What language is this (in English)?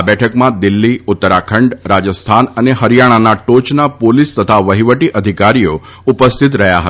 Gujarati